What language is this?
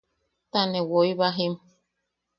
Yaqui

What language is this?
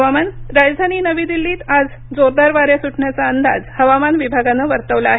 Marathi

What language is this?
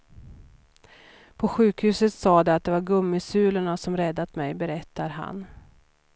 Swedish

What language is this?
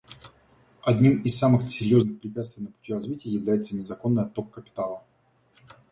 Russian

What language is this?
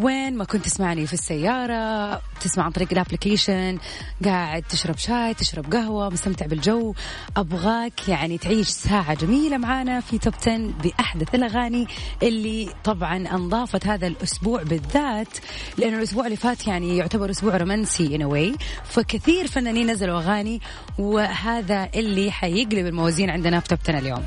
Arabic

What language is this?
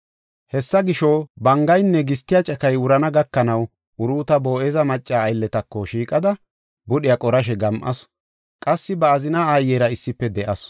Gofa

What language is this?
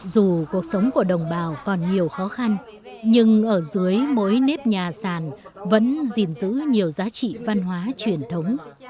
Vietnamese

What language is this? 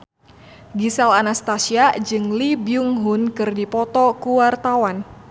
Sundanese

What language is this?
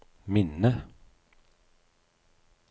Norwegian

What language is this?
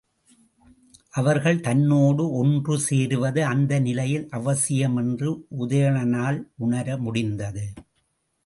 Tamil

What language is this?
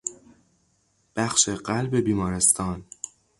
Persian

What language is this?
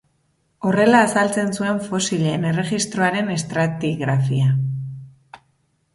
Basque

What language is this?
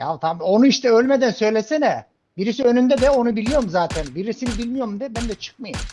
Turkish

